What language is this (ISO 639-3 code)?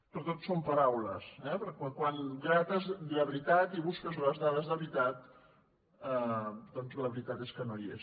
cat